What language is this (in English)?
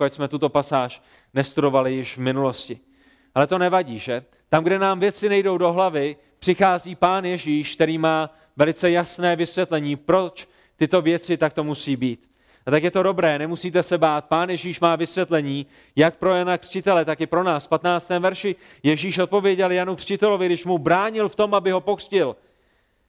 Czech